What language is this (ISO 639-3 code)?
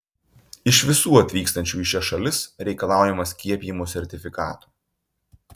lit